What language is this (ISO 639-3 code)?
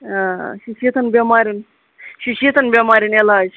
kas